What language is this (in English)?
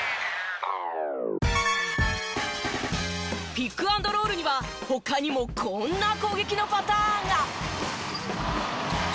Japanese